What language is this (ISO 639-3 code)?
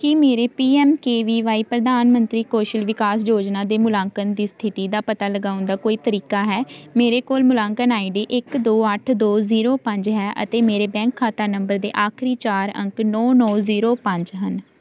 pan